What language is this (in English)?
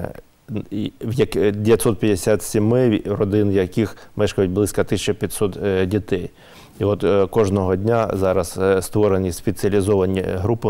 Ukrainian